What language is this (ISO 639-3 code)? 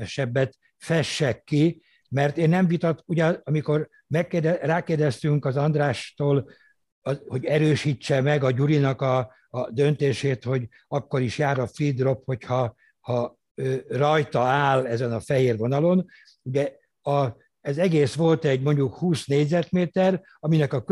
hun